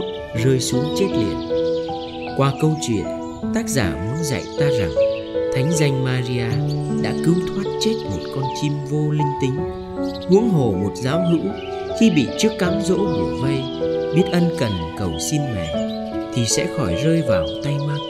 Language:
Vietnamese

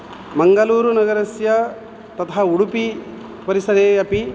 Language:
Sanskrit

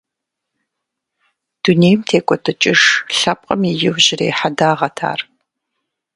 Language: Kabardian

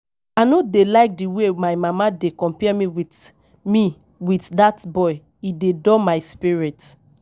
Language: Nigerian Pidgin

